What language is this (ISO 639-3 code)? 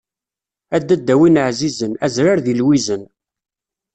kab